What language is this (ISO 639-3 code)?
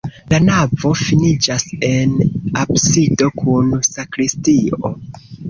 epo